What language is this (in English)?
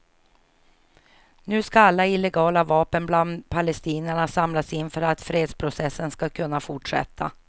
Swedish